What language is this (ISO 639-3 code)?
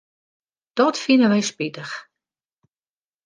fry